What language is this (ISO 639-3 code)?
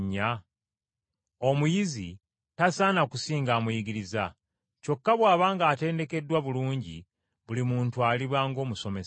lug